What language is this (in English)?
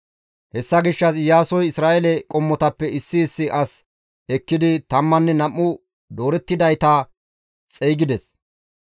Gamo